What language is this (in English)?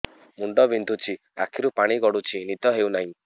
Odia